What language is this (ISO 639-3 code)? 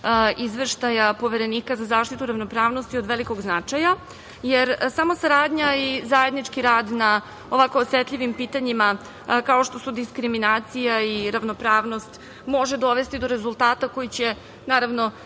srp